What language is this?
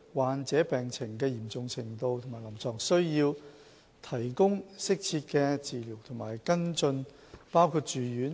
Cantonese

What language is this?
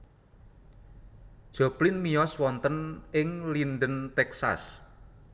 Javanese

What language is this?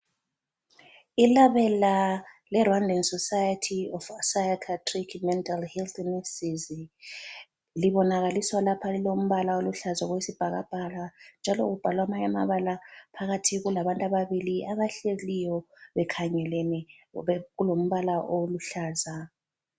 North Ndebele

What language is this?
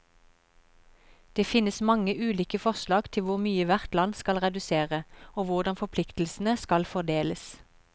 Norwegian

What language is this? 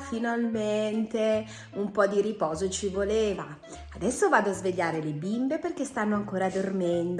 Italian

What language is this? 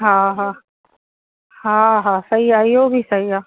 Sindhi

